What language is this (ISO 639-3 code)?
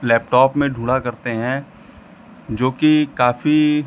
hin